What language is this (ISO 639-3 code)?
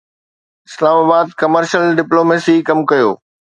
snd